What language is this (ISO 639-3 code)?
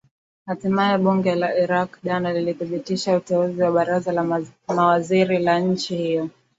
swa